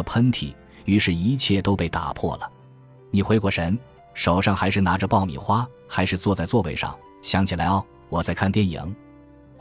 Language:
Chinese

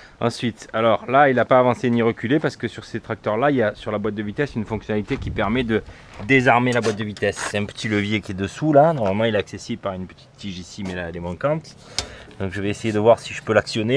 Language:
French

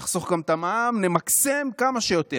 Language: Hebrew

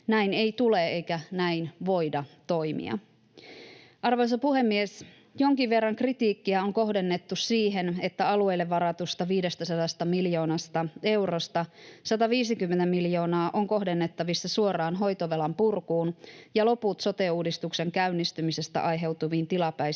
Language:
Finnish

